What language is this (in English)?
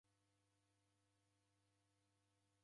Taita